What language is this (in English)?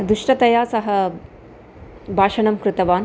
Sanskrit